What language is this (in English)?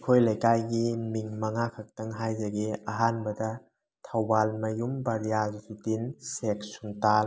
Manipuri